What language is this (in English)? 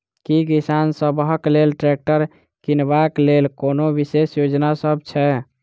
Maithili